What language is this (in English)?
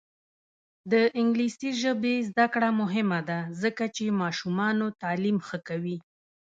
Pashto